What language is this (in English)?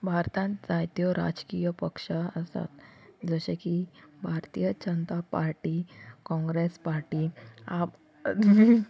Konkani